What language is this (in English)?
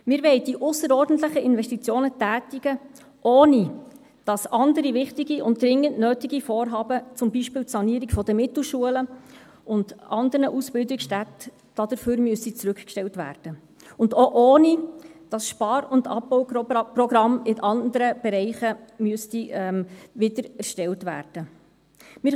Swiss German